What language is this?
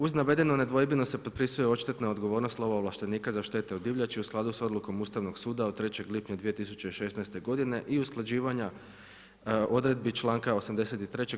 Croatian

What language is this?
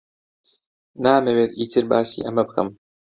Central Kurdish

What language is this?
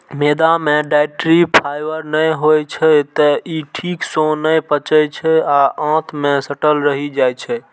Maithili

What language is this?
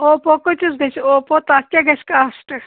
Kashmiri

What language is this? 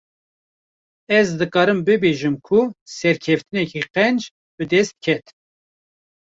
Kurdish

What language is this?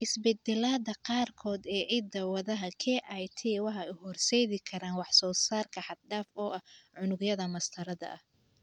Somali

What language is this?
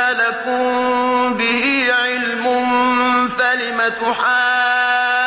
Arabic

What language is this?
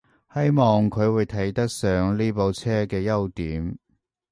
Cantonese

